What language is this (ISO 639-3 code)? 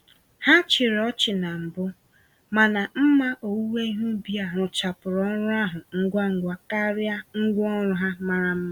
ibo